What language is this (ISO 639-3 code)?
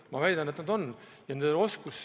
est